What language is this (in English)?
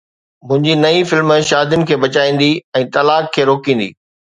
Sindhi